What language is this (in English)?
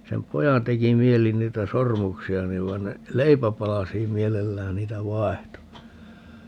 Finnish